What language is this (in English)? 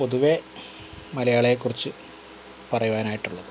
Malayalam